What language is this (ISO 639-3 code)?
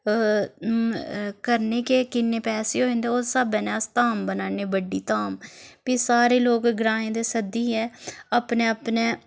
doi